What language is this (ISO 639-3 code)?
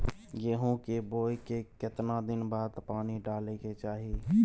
mai